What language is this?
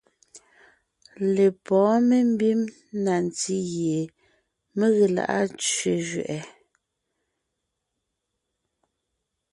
Ngiemboon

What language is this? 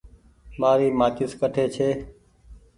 Goaria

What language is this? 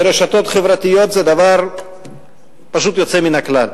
Hebrew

